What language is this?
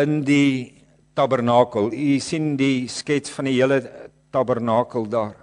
Dutch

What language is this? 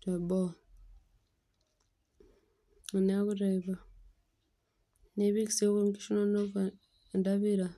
Masai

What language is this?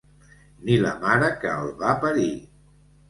Catalan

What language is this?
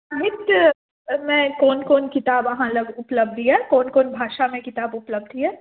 Maithili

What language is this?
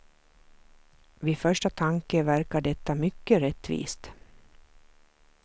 Swedish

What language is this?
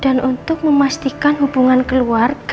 Indonesian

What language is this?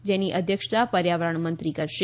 Gujarati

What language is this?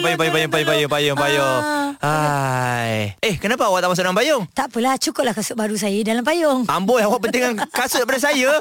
Malay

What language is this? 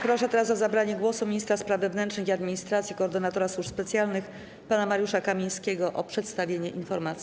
Polish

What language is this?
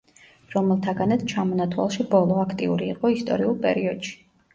Georgian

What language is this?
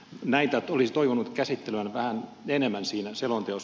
Finnish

